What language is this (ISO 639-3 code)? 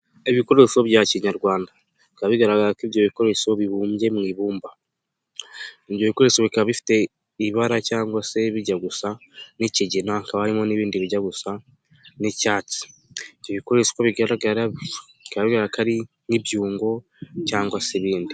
kin